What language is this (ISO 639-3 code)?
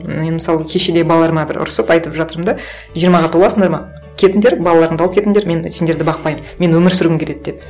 kaz